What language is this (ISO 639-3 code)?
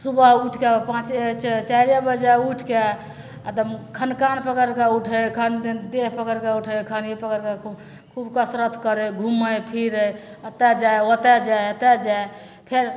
mai